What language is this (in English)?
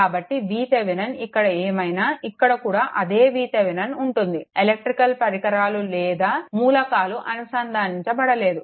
Telugu